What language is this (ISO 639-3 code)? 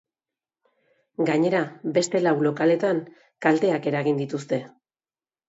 eus